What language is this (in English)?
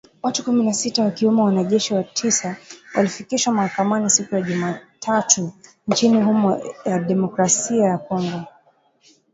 Swahili